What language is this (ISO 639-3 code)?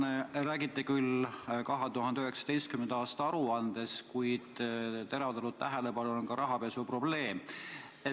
est